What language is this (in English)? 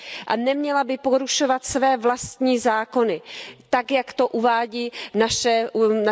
Czech